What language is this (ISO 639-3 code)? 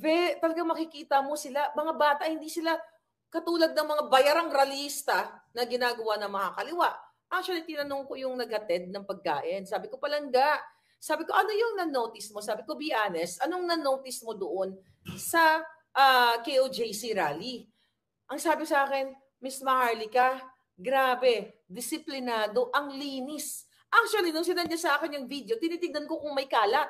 fil